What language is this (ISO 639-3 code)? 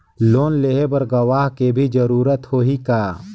hne